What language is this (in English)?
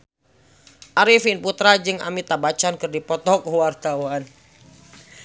Sundanese